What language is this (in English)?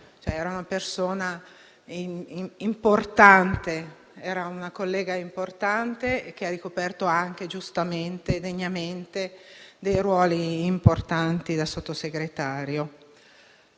Italian